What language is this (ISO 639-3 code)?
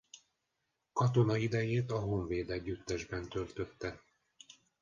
hun